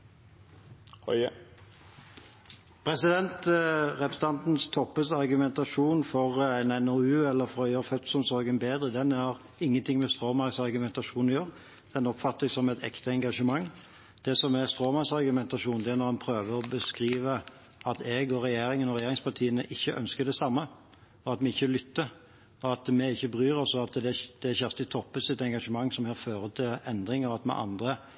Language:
Norwegian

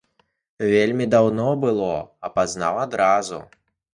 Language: Belarusian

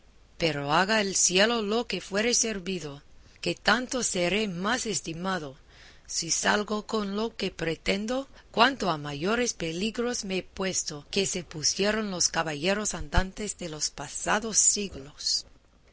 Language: Spanish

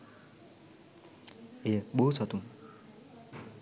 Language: Sinhala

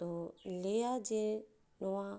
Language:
Santali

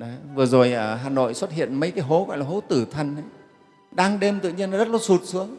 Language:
Vietnamese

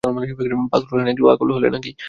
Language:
Bangla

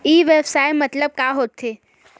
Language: Chhattisgarhi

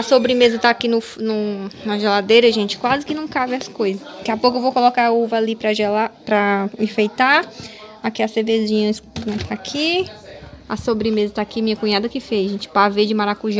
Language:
Portuguese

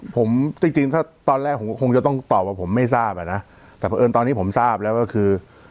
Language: Thai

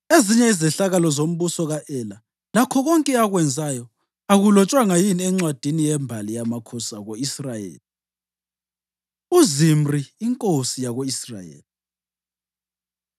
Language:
North Ndebele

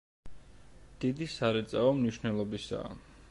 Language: Georgian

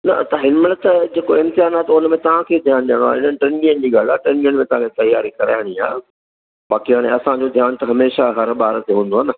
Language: Sindhi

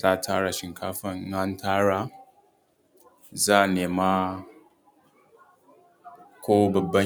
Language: Hausa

